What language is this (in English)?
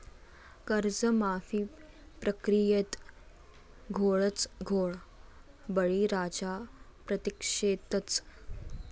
Marathi